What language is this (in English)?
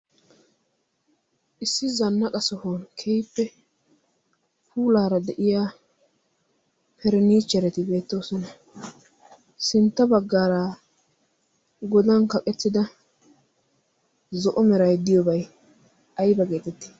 Wolaytta